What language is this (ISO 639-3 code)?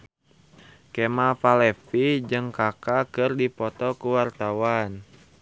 sun